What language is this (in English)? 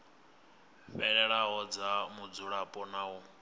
Venda